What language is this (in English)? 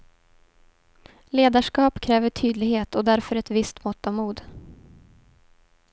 Swedish